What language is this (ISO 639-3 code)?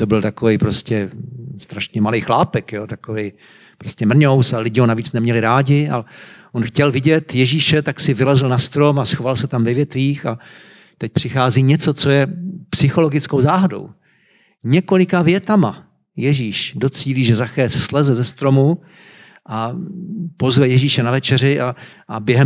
ces